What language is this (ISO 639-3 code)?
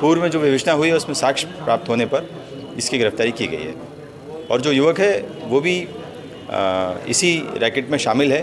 hin